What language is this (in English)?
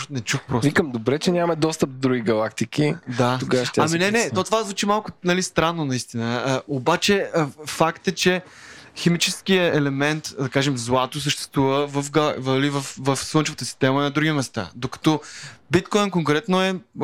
Bulgarian